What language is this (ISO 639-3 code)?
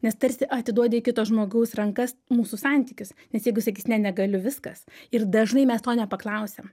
lit